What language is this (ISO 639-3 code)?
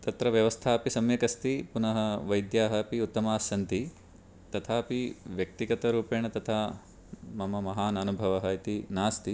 san